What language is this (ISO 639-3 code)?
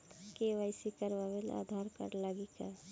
bho